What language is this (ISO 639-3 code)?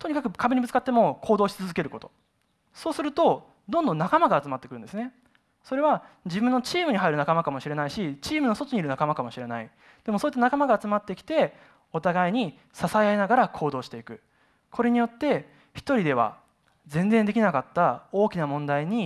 jpn